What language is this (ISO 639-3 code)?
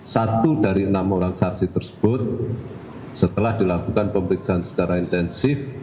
ind